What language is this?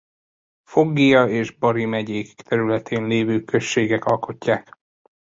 Hungarian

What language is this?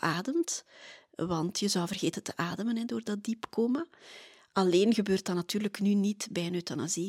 Dutch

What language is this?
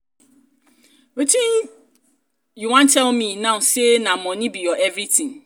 Nigerian Pidgin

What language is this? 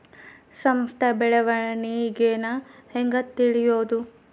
Kannada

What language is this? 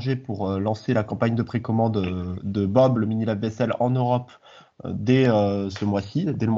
French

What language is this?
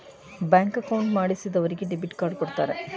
Kannada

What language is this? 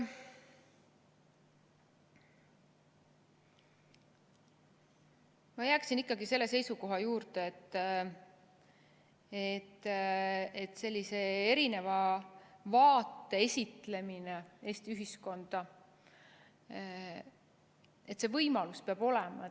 Estonian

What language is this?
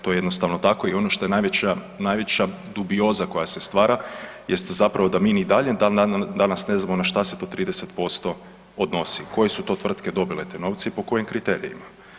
Croatian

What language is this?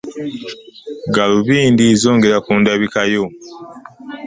Ganda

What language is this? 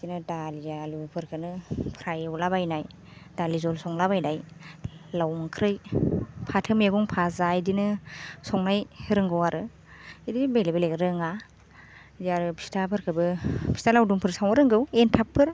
Bodo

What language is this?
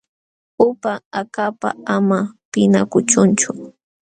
Jauja Wanca Quechua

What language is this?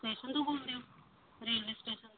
Punjabi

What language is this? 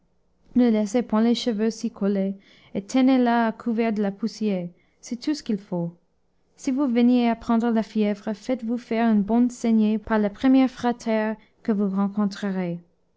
French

